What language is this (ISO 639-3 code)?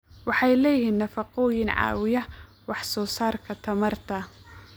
som